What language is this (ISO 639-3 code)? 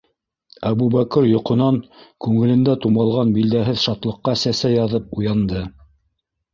bak